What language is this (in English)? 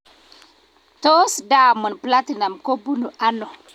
Kalenjin